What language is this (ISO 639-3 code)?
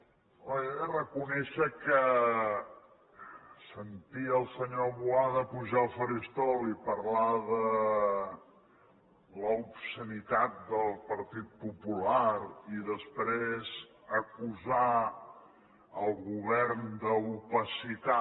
cat